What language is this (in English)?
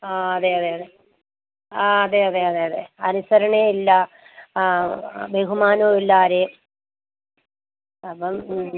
Malayalam